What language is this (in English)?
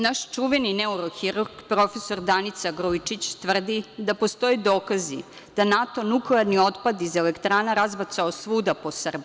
Serbian